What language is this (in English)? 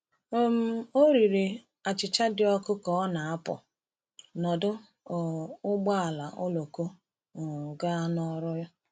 Igbo